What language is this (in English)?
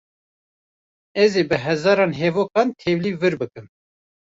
Kurdish